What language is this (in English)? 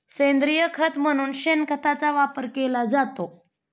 Marathi